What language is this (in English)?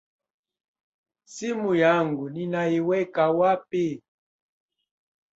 Swahili